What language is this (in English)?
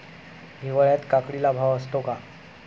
Marathi